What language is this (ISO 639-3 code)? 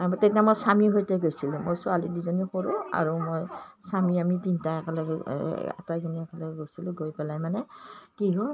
asm